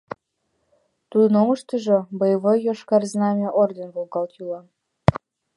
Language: Mari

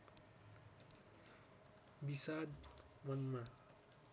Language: Nepali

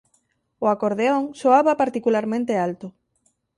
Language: Galician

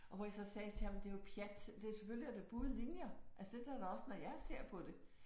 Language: Danish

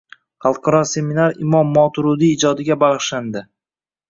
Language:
Uzbek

